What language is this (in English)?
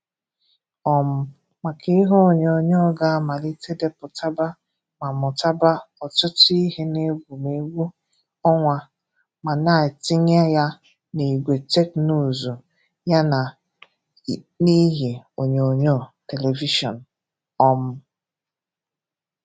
Igbo